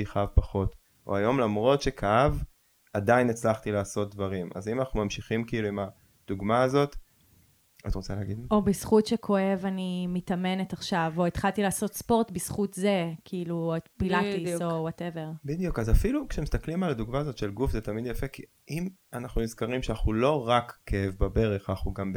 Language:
Hebrew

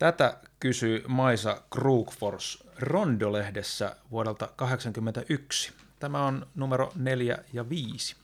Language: Finnish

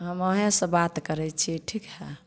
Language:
Maithili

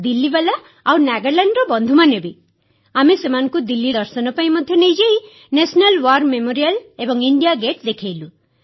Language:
Odia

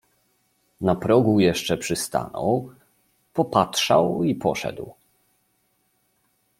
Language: Polish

